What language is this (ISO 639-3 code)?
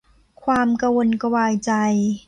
tha